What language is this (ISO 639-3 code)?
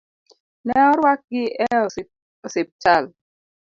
luo